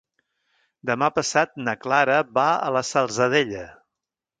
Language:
Catalan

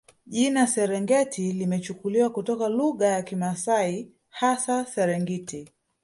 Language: Swahili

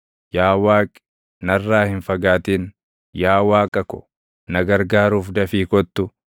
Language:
Oromo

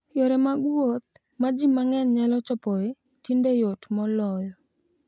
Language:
Luo (Kenya and Tanzania)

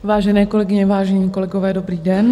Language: Czech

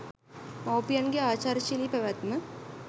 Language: Sinhala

